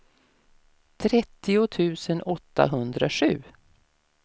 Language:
Swedish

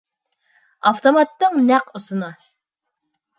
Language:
Bashkir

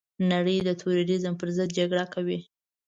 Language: Pashto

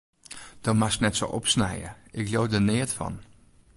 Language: Western Frisian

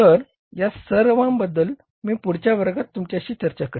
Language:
Marathi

